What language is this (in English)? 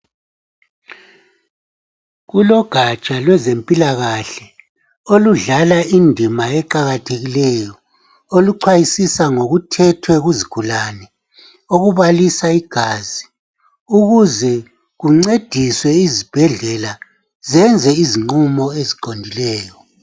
North Ndebele